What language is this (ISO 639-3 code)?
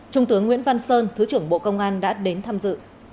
vie